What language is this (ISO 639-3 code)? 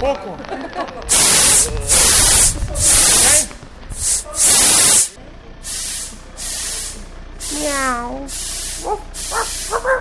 fra